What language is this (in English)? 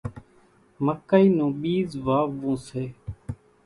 Kachi Koli